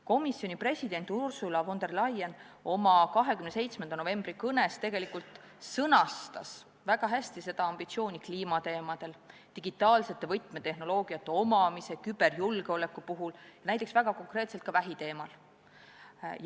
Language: Estonian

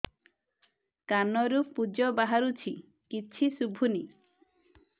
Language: Odia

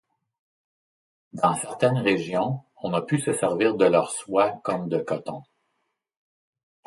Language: French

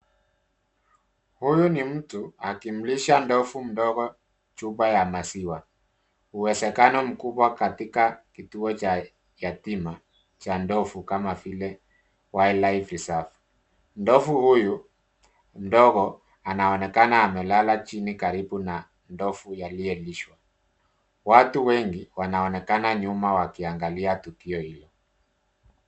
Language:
Swahili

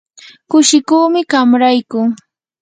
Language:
Yanahuanca Pasco Quechua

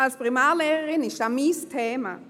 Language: Swiss German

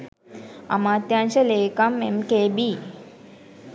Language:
Sinhala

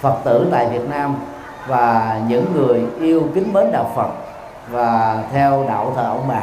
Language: Vietnamese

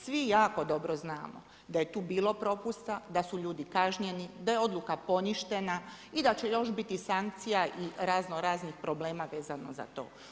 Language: Croatian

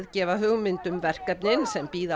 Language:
Icelandic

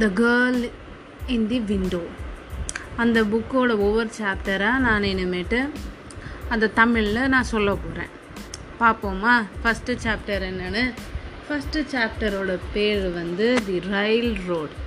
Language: Tamil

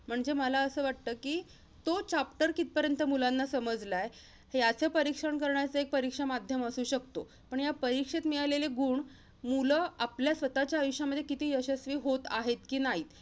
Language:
Marathi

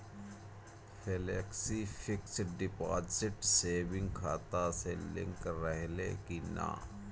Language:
Bhojpuri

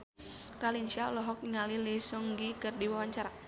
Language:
Sundanese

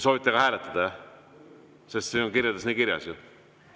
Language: Estonian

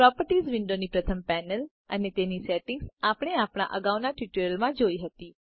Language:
Gujarati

